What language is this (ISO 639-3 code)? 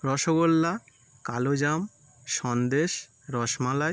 ben